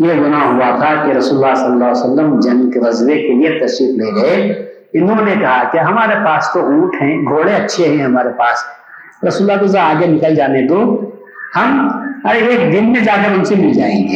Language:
Urdu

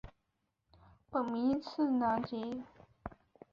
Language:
Chinese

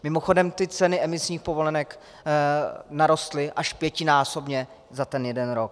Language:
Czech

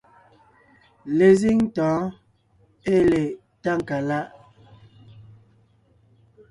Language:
Ngiemboon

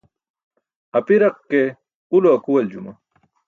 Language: Burushaski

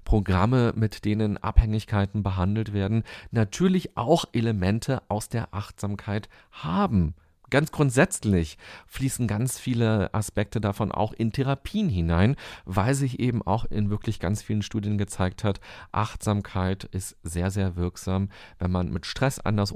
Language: German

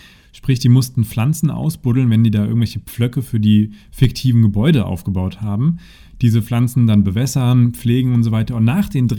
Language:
German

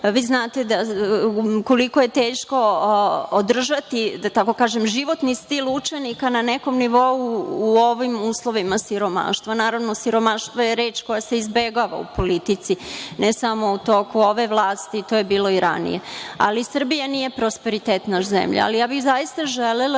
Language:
Serbian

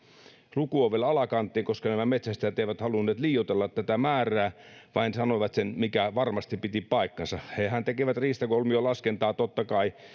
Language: Finnish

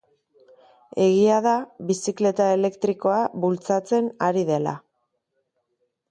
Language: Basque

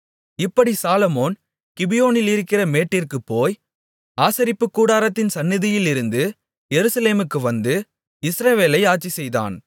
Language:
Tamil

